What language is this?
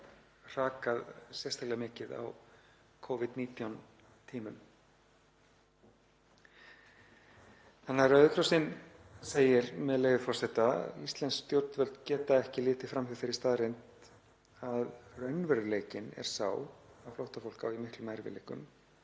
Icelandic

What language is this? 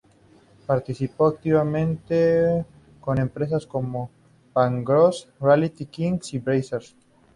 Spanish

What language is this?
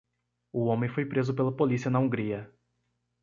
Portuguese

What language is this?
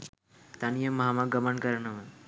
Sinhala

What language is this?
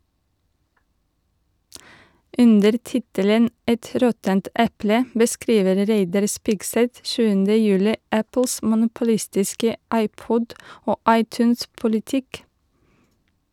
Norwegian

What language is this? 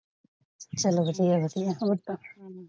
Punjabi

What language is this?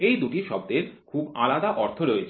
Bangla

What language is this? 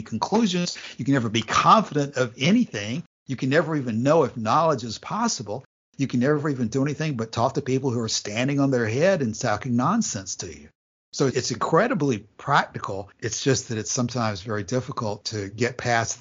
English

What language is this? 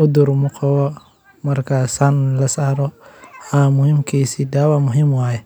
Somali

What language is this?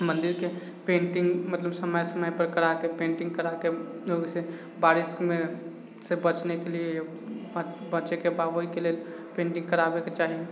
Maithili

